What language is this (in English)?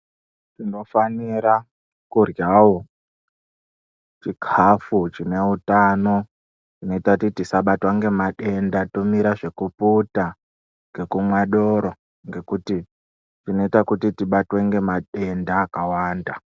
Ndau